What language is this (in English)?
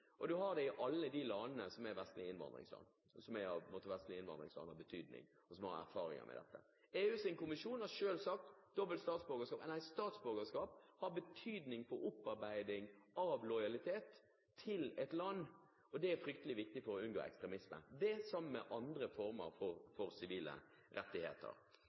Norwegian Bokmål